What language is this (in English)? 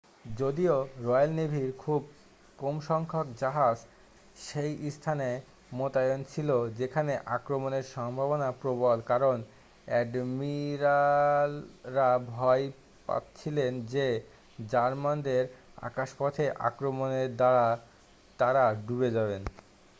Bangla